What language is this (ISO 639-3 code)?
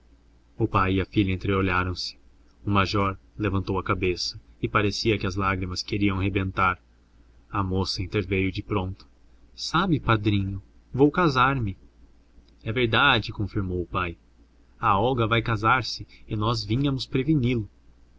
por